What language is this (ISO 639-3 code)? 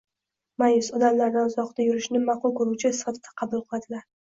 uzb